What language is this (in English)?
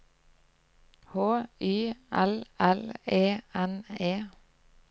Norwegian